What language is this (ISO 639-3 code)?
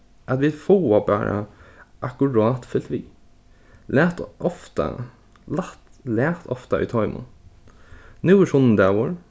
fao